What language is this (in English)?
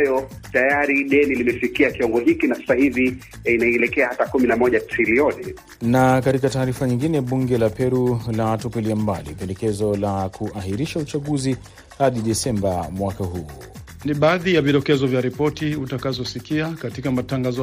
Swahili